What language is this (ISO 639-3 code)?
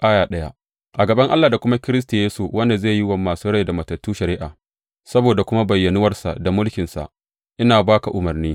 hau